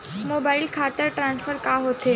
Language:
Chhattisgarhi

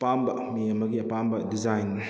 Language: Manipuri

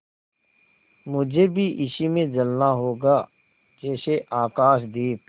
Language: Hindi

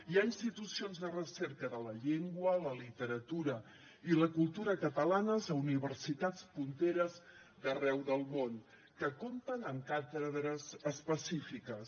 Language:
Catalan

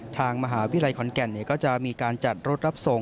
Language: Thai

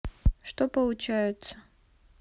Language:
Russian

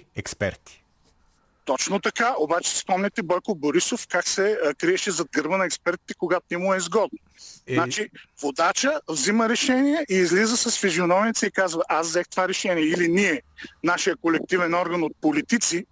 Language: Bulgarian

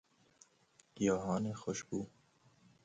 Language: Persian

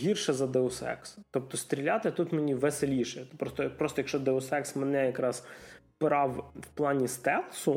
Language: Ukrainian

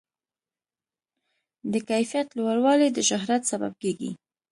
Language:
Pashto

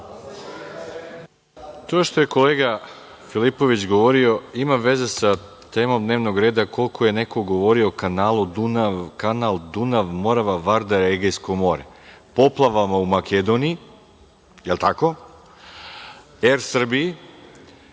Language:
Serbian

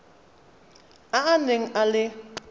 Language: Tswana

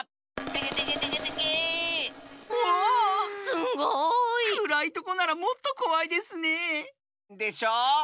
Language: Japanese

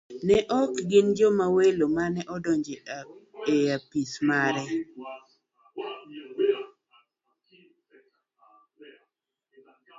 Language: Luo (Kenya and Tanzania)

